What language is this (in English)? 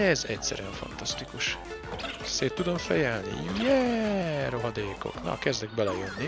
Hungarian